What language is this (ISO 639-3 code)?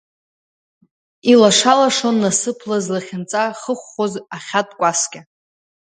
abk